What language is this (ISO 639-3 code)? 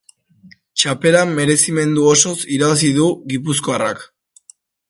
eus